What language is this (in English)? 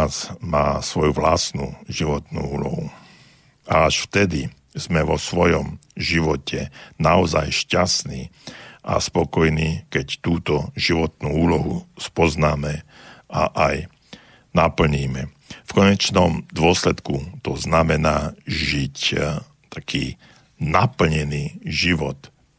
Slovak